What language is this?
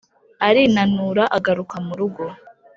Kinyarwanda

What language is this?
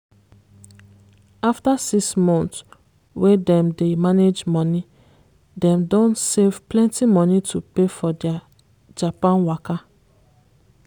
Nigerian Pidgin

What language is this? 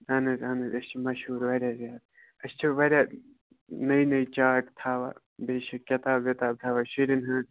Kashmiri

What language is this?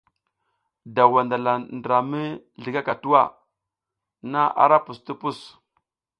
South Giziga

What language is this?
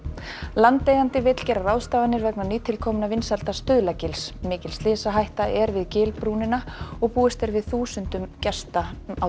Icelandic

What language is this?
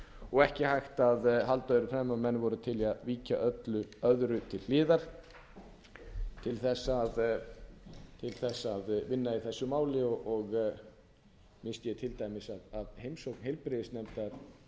Icelandic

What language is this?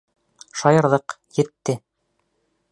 Bashkir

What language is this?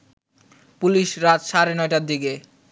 Bangla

